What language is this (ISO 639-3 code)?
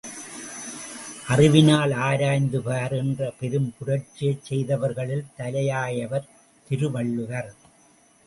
tam